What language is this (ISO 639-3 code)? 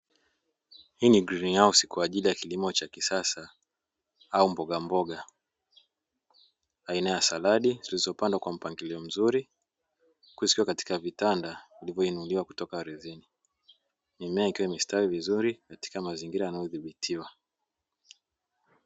swa